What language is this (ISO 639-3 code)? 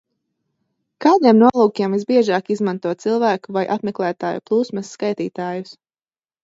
lav